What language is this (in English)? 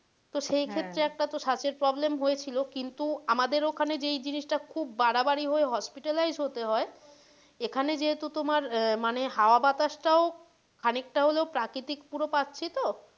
Bangla